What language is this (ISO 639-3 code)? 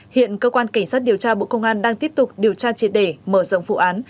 vie